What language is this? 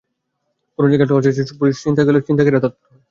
Bangla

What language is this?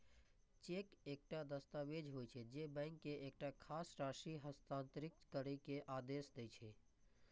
Maithili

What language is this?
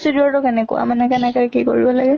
Assamese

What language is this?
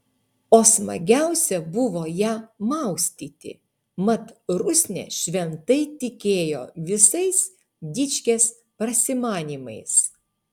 Lithuanian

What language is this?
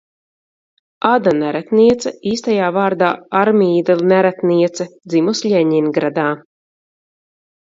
Latvian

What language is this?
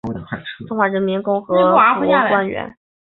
Chinese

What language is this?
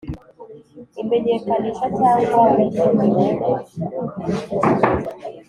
Kinyarwanda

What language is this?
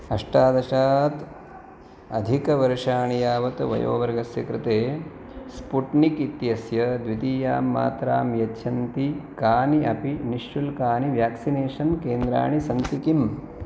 Sanskrit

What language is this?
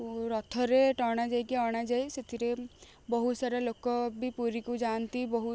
Odia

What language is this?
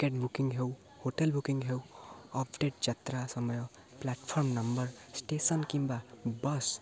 Odia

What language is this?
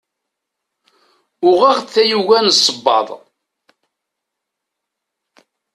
Kabyle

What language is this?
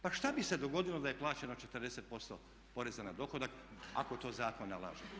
Croatian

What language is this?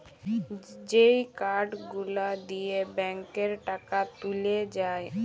Bangla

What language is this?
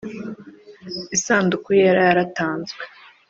Kinyarwanda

